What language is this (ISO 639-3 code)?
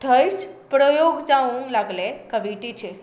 kok